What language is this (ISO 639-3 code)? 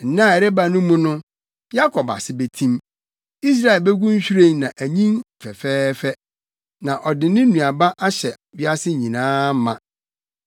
aka